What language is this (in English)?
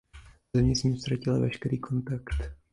Czech